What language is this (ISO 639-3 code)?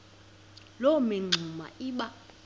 xho